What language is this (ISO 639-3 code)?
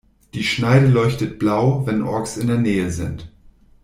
deu